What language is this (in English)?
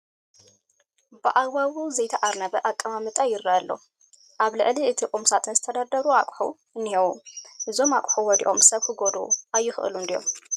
Tigrinya